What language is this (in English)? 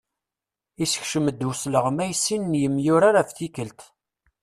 Kabyle